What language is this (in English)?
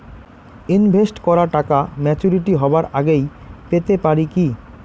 Bangla